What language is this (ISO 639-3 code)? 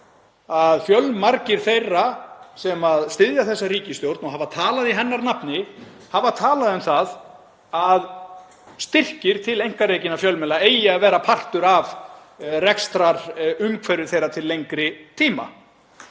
isl